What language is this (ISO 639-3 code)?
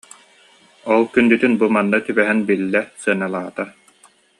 sah